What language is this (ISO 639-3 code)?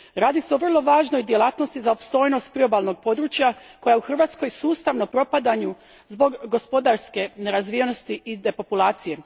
hrv